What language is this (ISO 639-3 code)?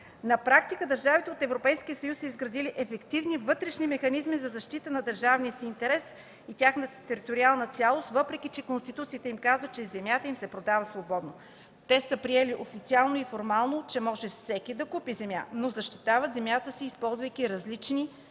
bul